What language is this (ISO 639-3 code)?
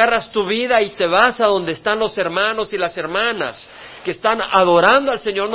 spa